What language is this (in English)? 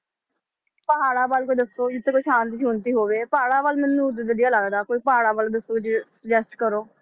Punjabi